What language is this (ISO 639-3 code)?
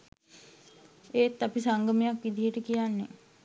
sin